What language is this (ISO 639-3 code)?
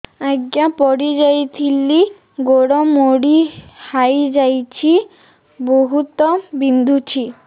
ori